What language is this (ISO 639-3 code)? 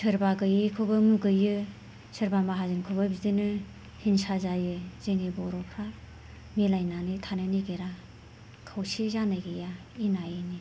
brx